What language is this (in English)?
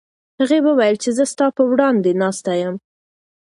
Pashto